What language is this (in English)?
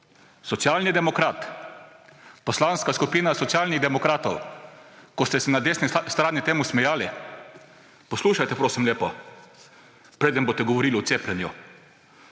Slovenian